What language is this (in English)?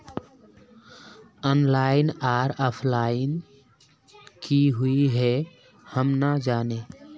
Magahi